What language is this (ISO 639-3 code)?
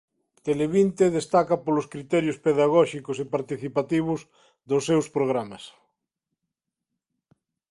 glg